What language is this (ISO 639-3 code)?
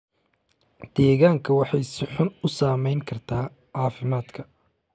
som